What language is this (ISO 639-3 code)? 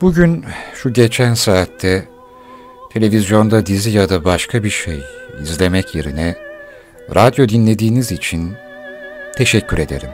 tur